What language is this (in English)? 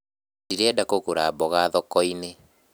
Kikuyu